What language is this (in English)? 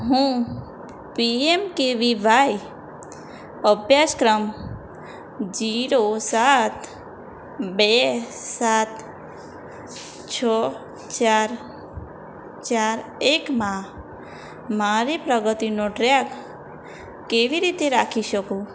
Gujarati